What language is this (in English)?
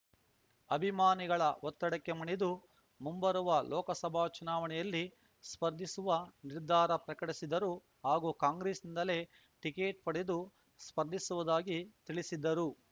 Kannada